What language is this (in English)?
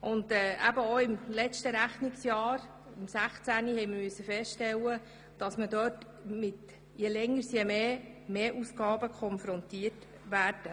Swiss German